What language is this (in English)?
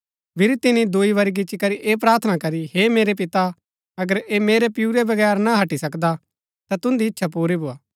Gaddi